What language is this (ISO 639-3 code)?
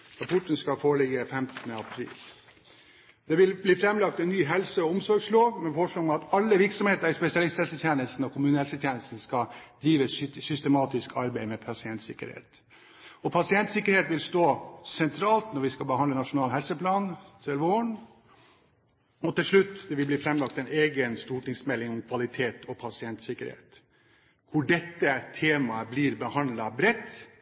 nob